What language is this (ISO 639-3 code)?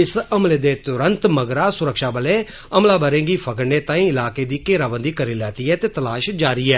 doi